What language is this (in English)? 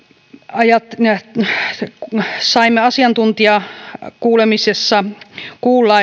Finnish